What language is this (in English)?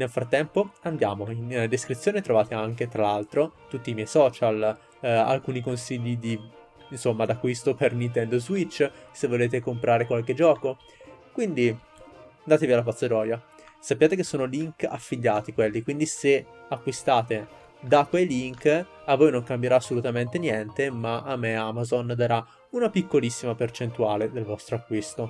Italian